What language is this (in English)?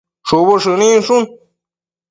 Matsés